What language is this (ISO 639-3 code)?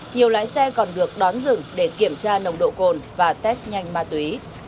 vie